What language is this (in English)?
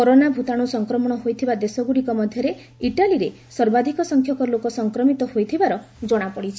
Odia